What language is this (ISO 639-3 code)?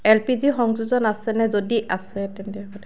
asm